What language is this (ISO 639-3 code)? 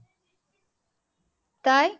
ben